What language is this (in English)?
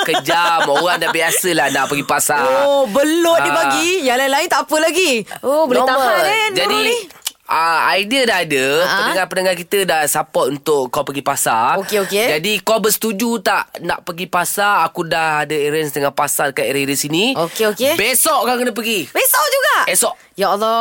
Malay